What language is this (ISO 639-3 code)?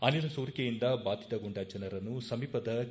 kan